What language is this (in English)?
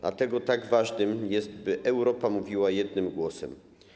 Polish